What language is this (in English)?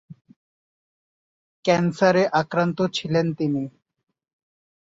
Bangla